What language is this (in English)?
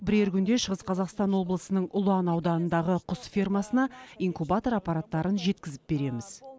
Kazakh